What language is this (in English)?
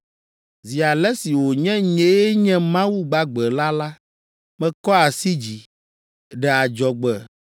Ewe